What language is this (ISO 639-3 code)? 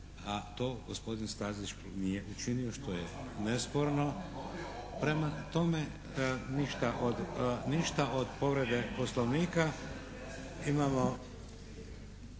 hrv